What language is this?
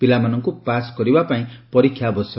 Odia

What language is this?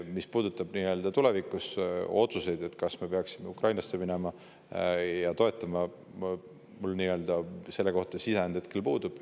Estonian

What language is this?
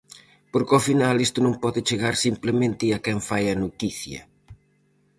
Galician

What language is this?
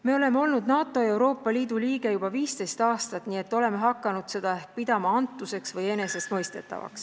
Estonian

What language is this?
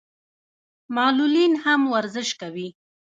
Pashto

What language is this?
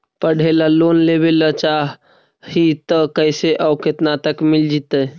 Magahi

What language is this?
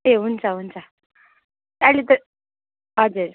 Nepali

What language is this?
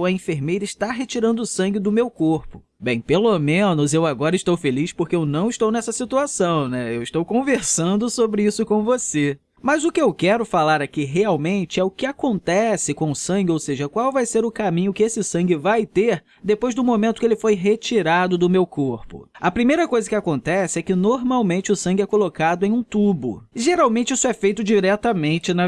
Portuguese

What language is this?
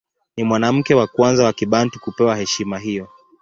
Swahili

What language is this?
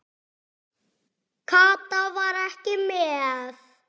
Icelandic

